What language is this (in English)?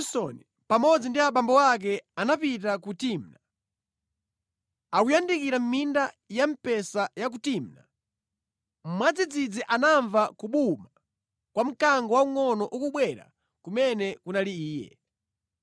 Nyanja